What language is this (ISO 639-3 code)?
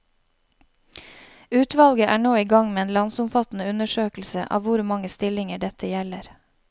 nor